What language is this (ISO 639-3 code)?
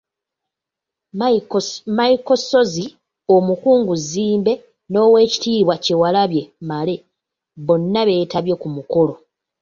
lug